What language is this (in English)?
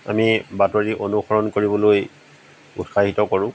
Assamese